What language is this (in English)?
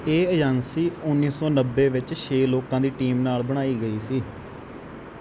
Punjabi